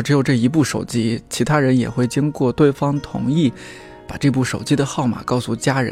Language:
Chinese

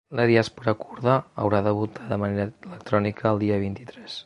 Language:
Catalan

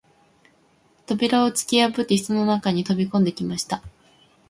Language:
Japanese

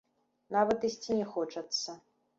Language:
Belarusian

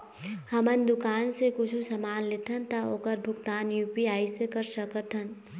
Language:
Chhattisgarhi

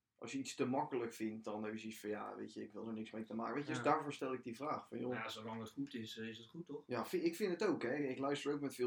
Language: Dutch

